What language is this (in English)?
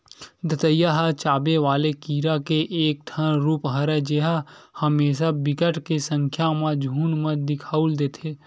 Chhattisgarhi